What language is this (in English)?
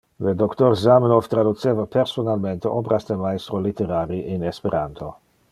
Interlingua